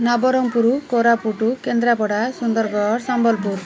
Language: Odia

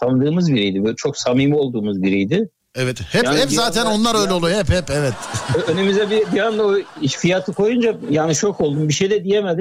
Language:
Turkish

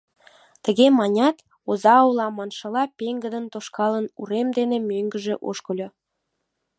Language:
Mari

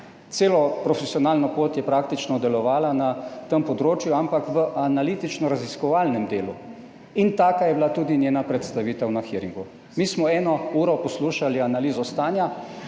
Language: Slovenian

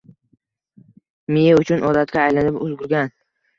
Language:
Uzbek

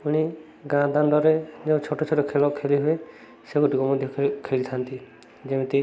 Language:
Odia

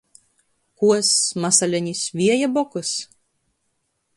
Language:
Latgalian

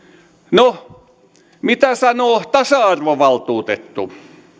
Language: Finnish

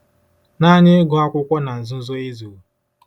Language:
Igbo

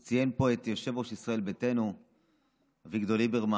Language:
Hebrew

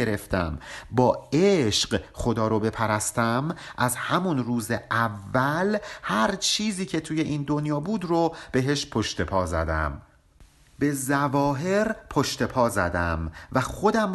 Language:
Persian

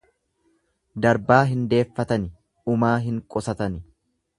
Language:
Oromo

